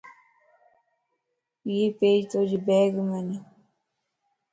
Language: Lasi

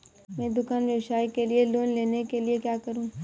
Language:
Hindi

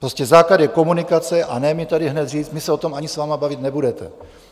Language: Czech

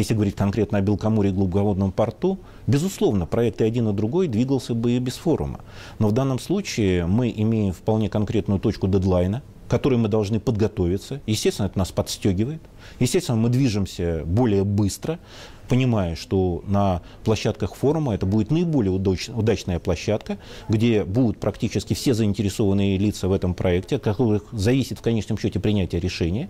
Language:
Russian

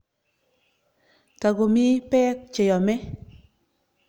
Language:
Kalenjin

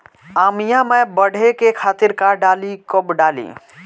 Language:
Bhojpuri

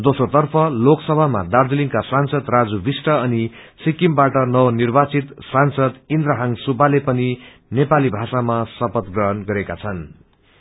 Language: Nepali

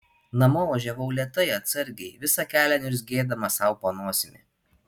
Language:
Lithuanian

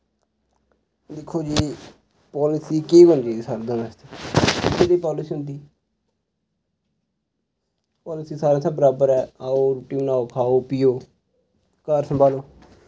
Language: Dogri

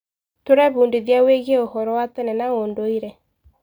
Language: Kikuyu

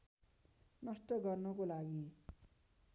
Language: Nepali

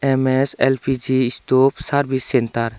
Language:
Chakma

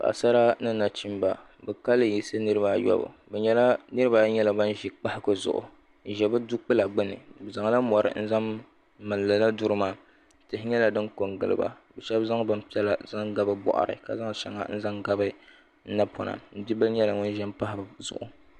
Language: Dagbani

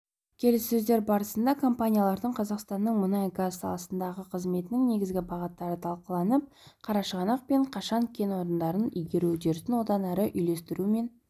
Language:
Kazakh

